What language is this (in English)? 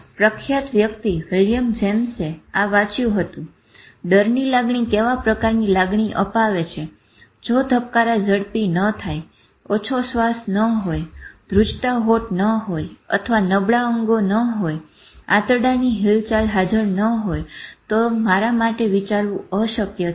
Gujarati